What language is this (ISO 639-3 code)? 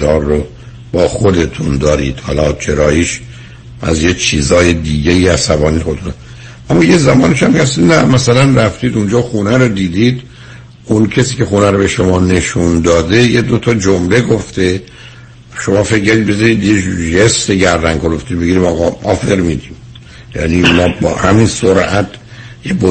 fas